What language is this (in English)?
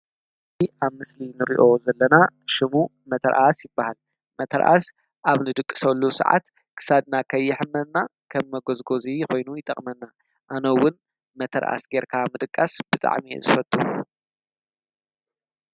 Tigrinya